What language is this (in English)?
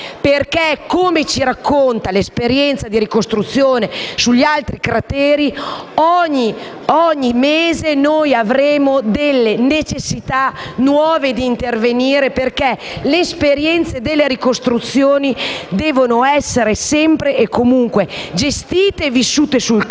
Italian